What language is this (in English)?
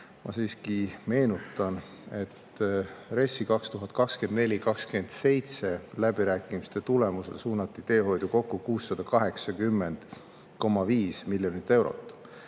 Estonian